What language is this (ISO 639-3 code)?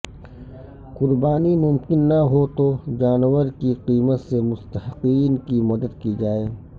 urd